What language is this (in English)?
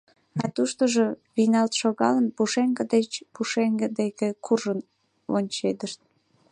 Mari